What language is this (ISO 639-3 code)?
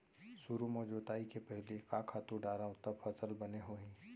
hne